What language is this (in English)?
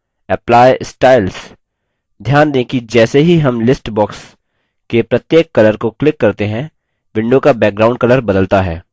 Hindi